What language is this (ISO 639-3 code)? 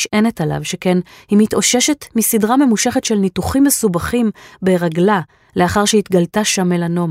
heb